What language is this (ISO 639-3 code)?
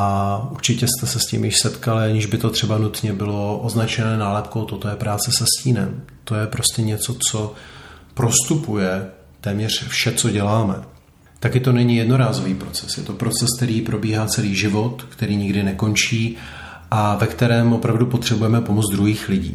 ces